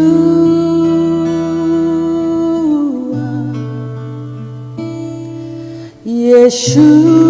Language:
Turkish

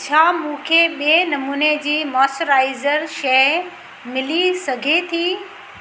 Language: Sindhi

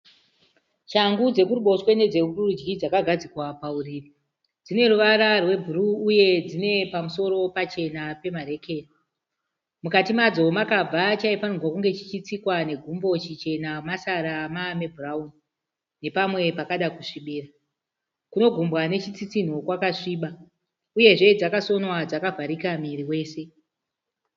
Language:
Shona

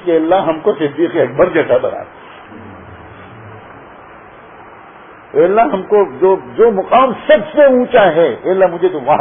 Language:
Urdu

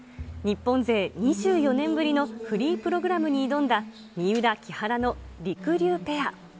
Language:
Japanese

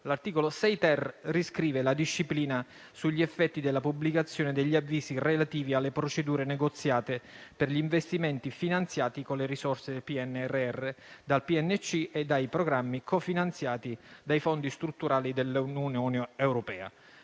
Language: Italian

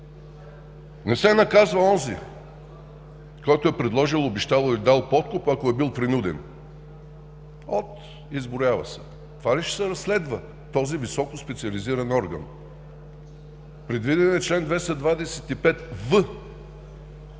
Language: Bulgarian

